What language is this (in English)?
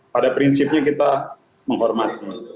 Indonesian